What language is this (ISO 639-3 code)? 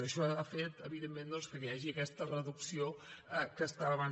cat